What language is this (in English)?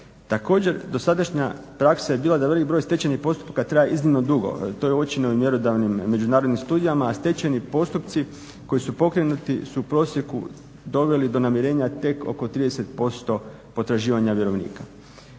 Croatian